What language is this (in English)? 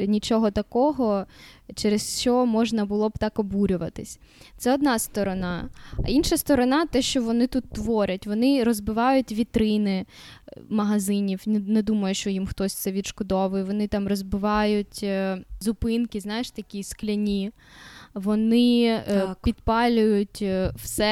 Ukrainian